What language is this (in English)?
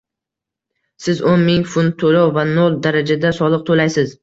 Uzbek